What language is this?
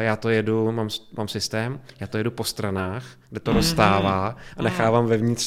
Czech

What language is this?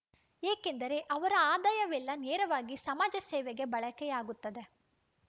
Kannada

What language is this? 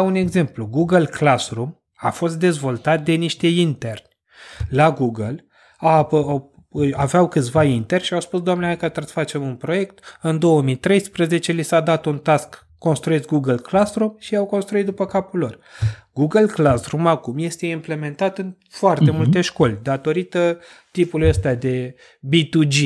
Romanian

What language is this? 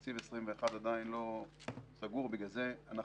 Hebrew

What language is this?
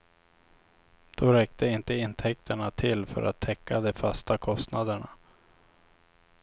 Swedish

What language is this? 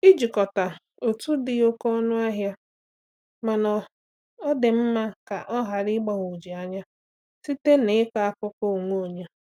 Igbo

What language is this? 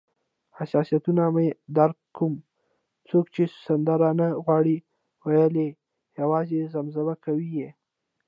Pashto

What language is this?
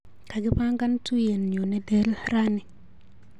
Kalenjin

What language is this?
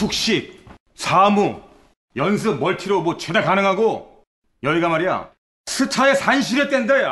Korean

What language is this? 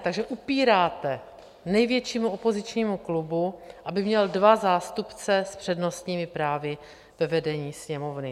Czech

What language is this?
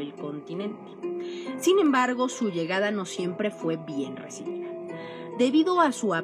Spanish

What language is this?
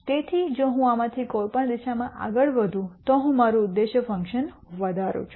Gujarati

